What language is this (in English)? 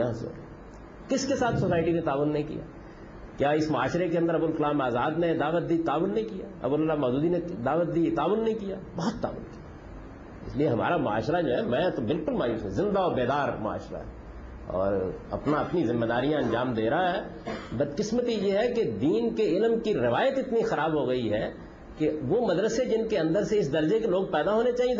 Urdu